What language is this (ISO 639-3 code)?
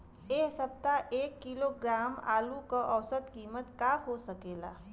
bho